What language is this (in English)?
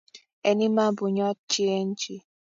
Kalenjin